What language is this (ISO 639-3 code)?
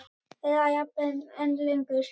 isl